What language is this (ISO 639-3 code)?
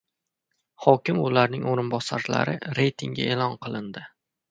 uzb